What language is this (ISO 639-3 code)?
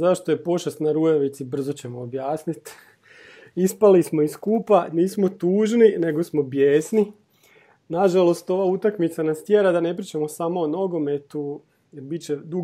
hrv